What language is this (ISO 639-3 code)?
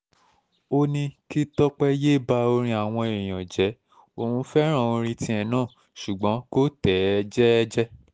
yor